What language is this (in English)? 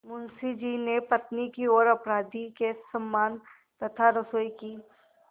Hindi